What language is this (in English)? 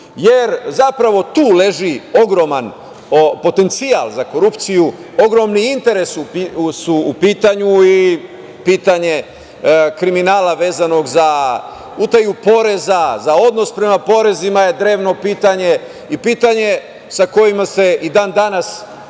Serbian